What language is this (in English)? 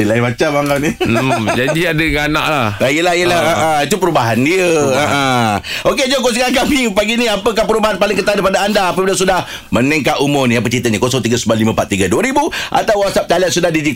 Malay